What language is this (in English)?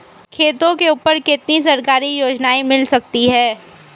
Hindi